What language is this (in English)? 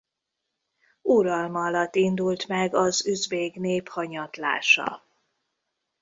Hungarian